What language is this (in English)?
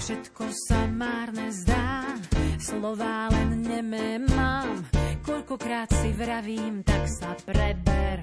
Slovak